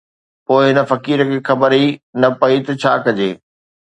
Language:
Sindhi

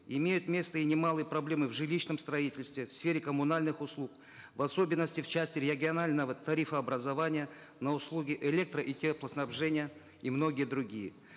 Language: Kazakh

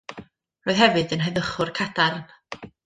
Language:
Welsh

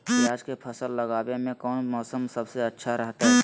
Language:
Magahi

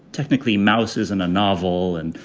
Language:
English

